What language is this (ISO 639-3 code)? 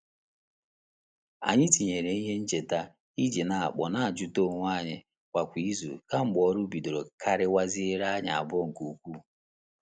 ibo